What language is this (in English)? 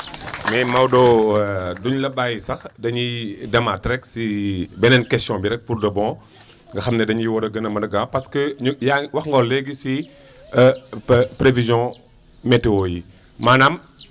Wolof